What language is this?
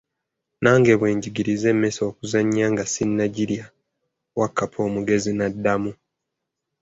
Ganda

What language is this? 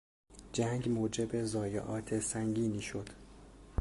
Persian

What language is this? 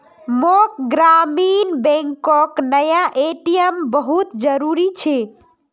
Magahi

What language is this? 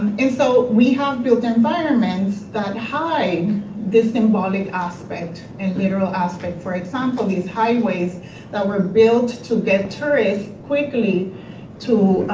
English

